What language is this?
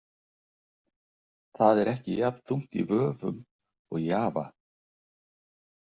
Icelandic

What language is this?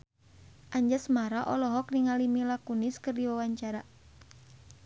Sundanese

